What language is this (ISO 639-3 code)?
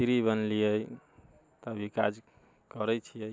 mai